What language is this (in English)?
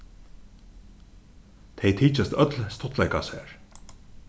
Faroese